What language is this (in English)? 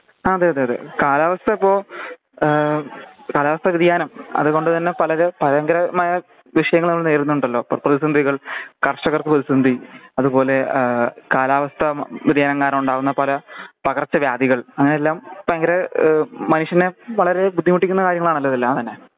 Malayalam